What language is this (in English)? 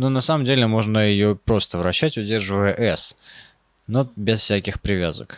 Russian